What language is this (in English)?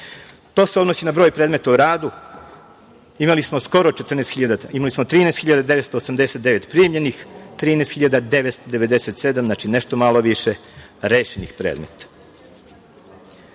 Serbian